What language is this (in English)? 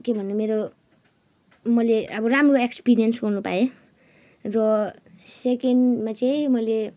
Nepali